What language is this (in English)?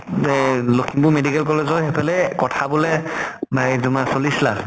Assamese